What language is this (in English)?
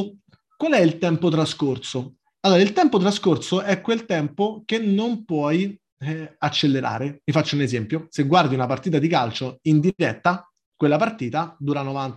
Italian